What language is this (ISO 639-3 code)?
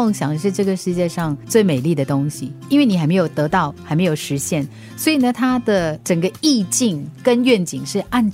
zho